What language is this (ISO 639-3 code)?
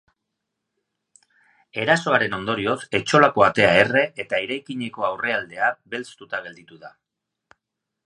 eus